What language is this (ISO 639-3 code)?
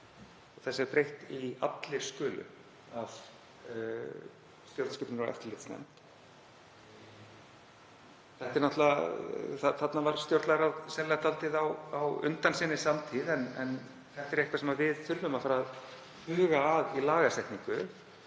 isl